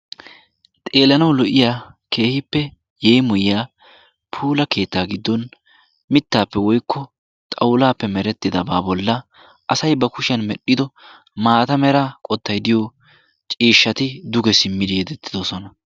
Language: Wolaytta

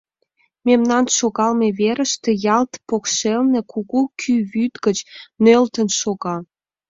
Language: Mari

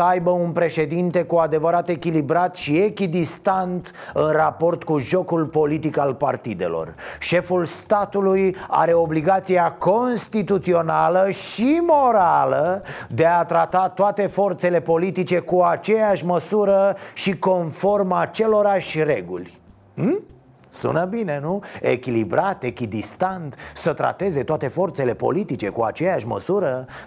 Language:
Romanian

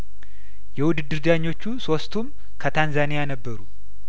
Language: Amharic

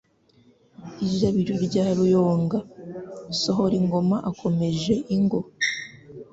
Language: Kinyarwanda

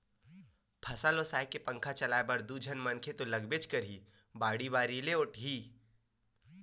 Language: Chhattisgarhi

